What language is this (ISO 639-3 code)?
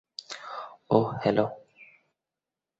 ben